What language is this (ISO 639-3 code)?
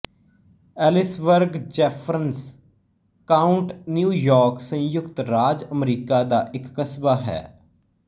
pan